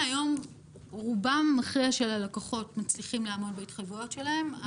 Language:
Hebrew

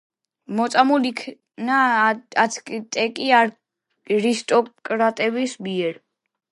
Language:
Georgian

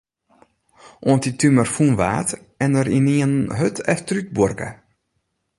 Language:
Western Frisian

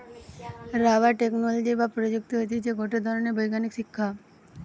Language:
Bangla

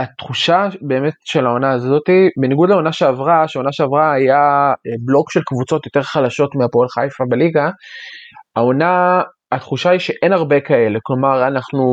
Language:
Hebrew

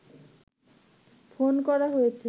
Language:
Bangla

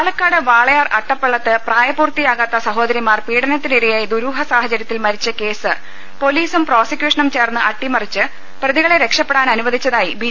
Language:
Malayalam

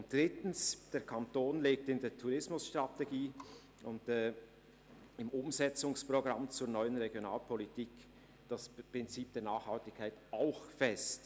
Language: Swiss German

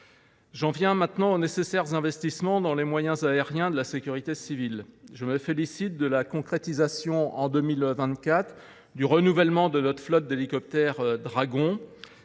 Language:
French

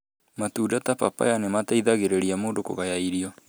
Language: Kikuyu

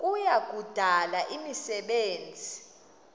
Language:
Xhosa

